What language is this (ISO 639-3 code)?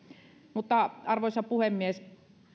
fin